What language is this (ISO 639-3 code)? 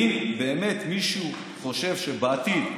heb